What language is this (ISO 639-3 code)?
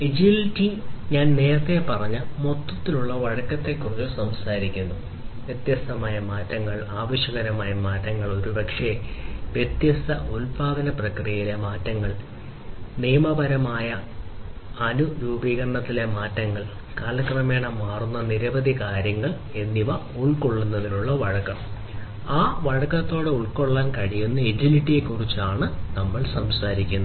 mal